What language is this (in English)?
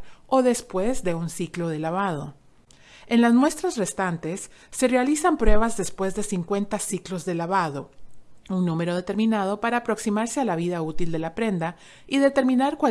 Spanish